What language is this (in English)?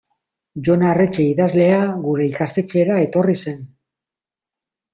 Basque